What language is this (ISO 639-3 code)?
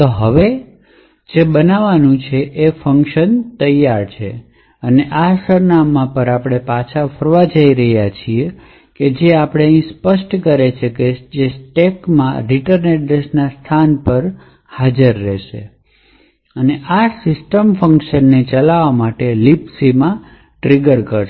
guj